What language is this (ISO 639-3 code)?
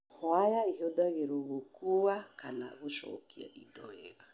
kik